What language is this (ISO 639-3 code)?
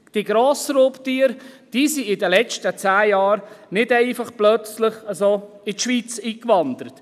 gsw